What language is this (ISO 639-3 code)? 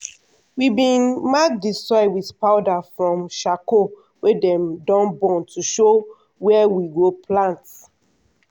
pcm